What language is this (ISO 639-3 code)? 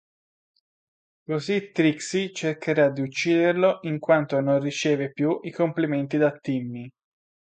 ita